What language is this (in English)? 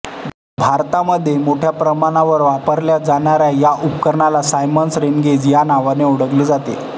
Marathi